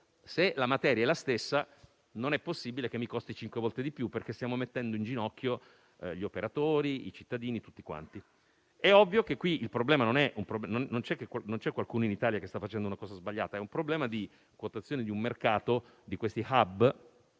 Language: Italian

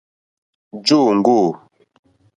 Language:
Mokpwe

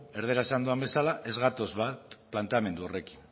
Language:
Basque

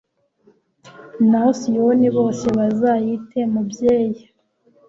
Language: Kinyarwanda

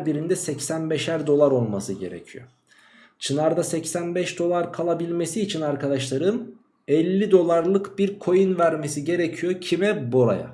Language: Turkish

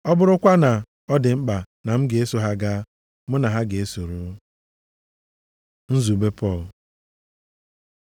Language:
Igbo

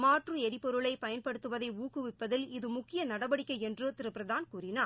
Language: Tamil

